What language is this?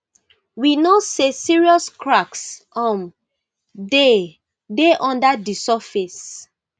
Nigerian Pidgin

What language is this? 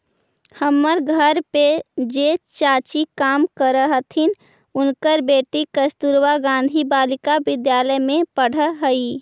Magahi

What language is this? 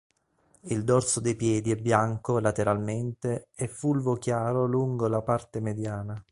Italian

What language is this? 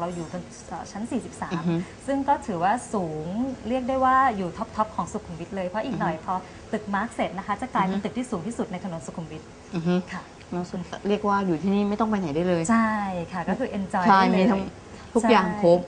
Thai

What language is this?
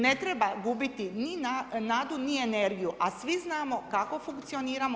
Croatian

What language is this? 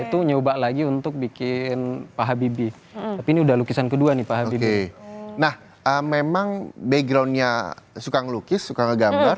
Indonesian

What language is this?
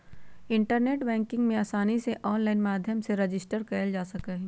Magahi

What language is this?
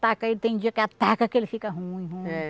Portuguese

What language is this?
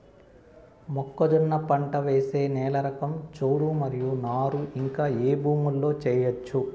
Telugu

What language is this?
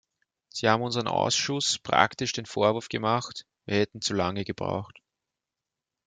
German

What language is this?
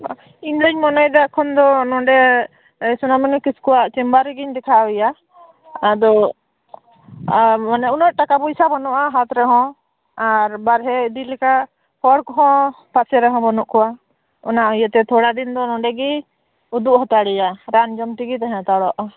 Santali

